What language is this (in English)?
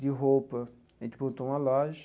Portuguese